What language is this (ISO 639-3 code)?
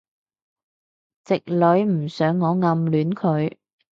yue